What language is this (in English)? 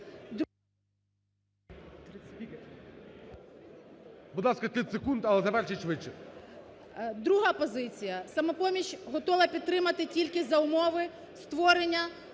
Ukrainian